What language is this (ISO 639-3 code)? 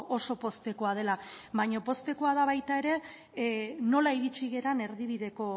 eus